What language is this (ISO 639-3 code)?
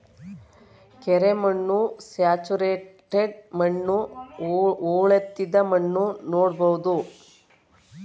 kan